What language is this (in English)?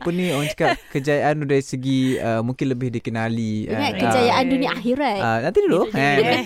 Malay